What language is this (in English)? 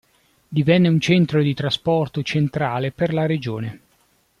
Italian